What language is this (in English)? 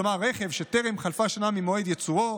Hebrew